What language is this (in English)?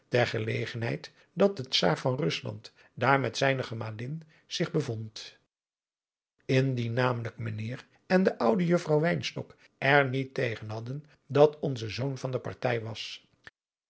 Dutch